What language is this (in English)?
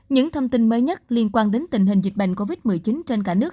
Vietnamese